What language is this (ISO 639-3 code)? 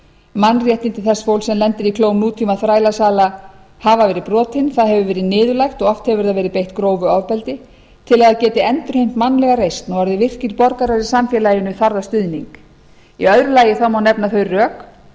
isl